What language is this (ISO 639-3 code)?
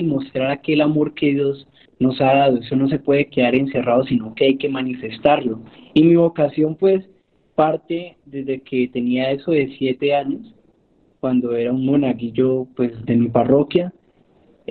spa